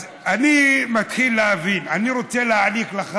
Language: Hebrew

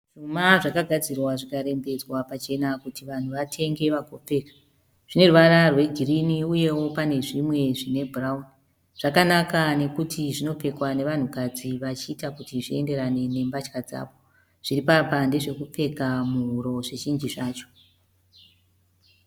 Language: Shona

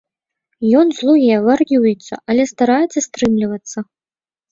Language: Belarusian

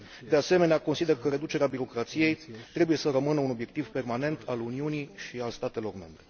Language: Romanian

